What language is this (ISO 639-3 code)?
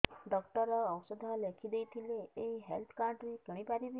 ori